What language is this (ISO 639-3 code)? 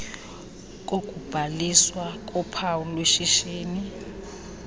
xho